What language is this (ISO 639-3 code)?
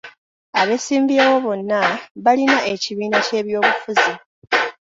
lug